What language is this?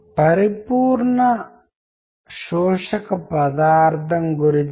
Telugu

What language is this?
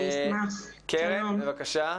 Hebrew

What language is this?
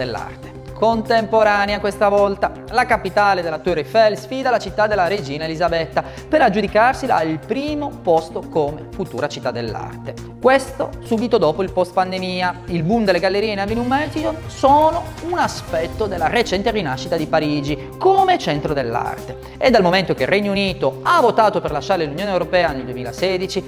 Italian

